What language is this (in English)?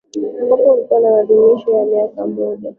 Swahili